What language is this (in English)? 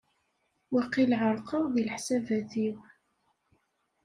Kabyle